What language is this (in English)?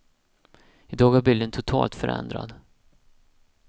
Swedish